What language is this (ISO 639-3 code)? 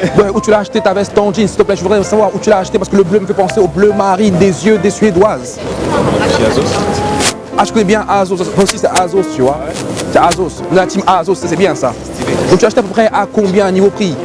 fra